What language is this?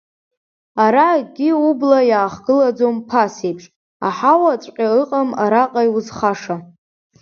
Abkhazian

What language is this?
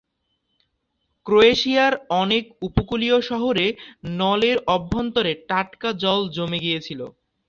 Bangla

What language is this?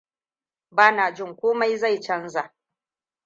Hausa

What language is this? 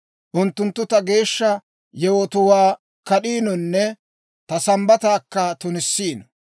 Dawro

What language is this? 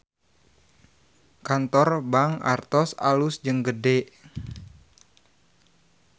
Sundanese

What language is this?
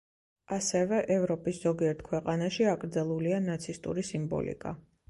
Georgian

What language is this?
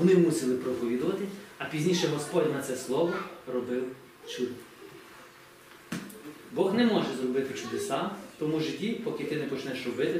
Ukrainian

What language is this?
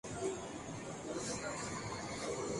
Spanish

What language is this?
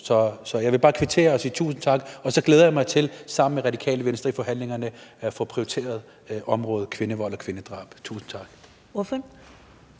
Danish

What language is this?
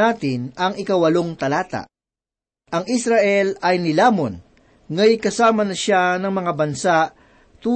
Filipino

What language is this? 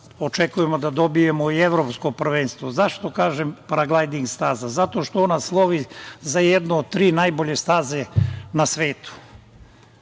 Serbian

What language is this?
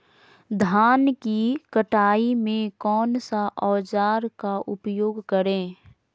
Magahi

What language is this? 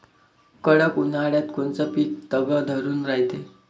Marathi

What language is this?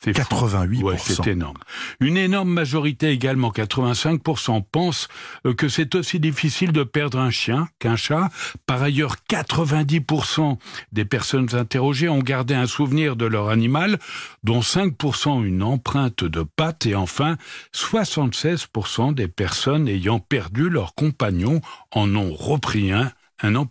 French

